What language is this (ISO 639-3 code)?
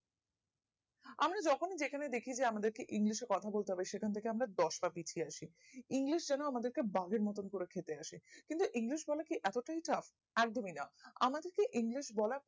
ben